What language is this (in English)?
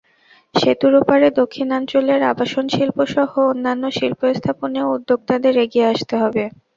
Bangla